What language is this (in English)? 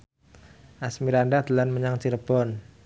Javanese